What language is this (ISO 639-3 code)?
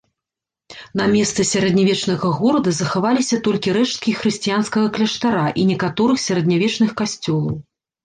bel